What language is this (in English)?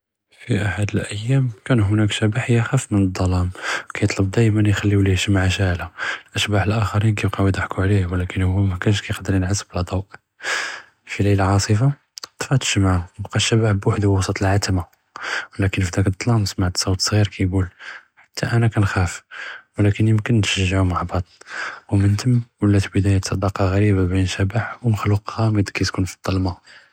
Judeo-Arabic